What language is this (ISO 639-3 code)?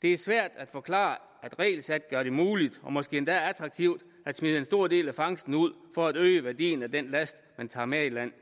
dan